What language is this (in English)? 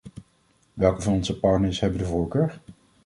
Dutch